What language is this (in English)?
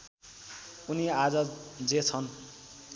Nepali